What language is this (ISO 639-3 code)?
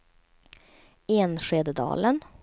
swe